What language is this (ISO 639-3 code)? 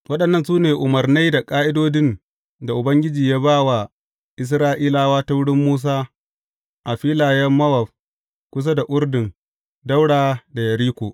hau